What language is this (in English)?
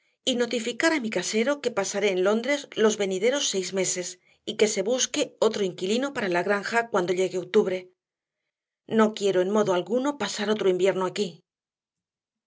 Spanish